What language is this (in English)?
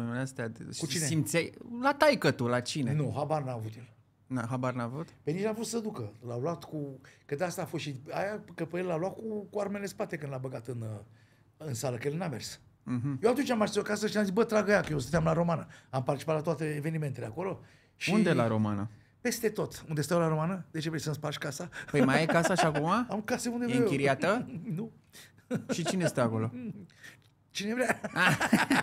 Romanian